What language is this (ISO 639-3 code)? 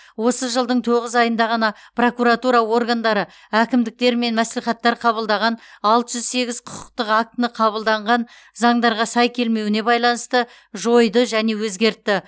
kaz